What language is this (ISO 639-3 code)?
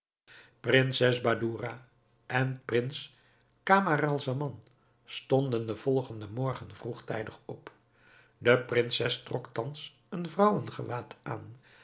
nld